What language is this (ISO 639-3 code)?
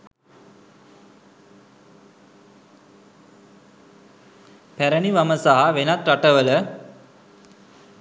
sin